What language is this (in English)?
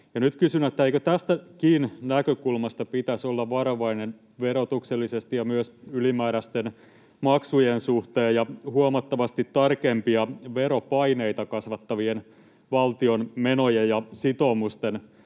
Finnish